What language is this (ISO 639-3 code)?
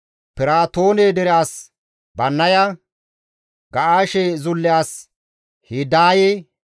gmv